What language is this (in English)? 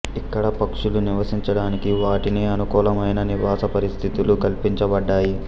Telugu